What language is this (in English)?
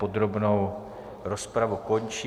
Czech